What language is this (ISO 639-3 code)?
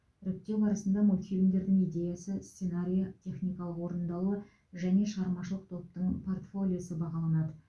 kaz